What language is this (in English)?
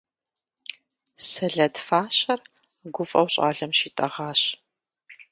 Kabardian